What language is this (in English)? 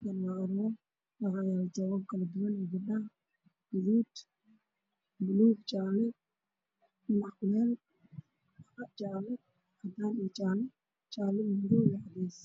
Somali